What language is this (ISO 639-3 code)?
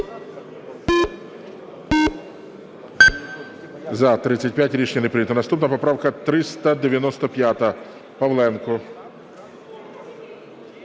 ukr